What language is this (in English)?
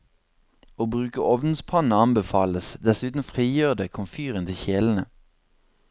Norwegian